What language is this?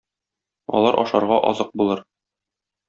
Tatar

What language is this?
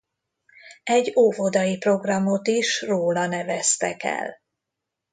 Hungarian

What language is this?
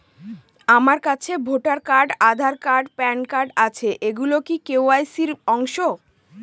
Bangla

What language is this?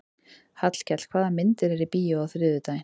Icelandic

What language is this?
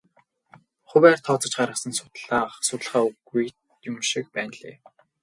Mongolian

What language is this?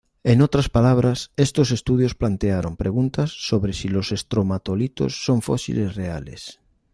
Spanish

